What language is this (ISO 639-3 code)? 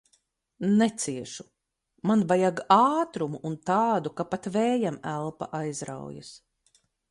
lav